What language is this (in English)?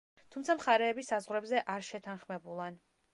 Georgian